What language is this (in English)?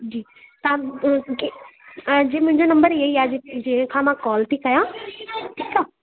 Sindhi